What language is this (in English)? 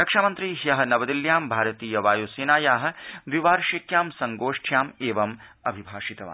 Sanskrit